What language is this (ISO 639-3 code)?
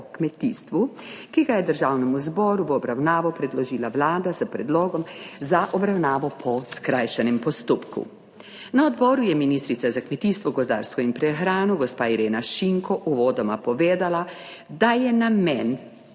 slv